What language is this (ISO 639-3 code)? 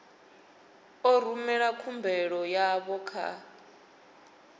ven